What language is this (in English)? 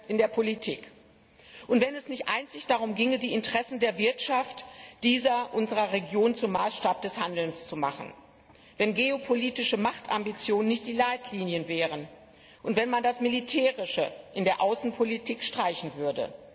German